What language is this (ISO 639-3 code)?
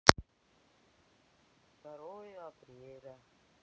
rus